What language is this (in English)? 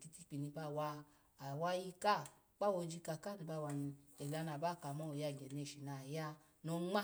Alago